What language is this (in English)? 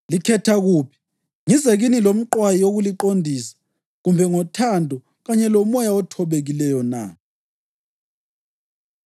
North Ndebele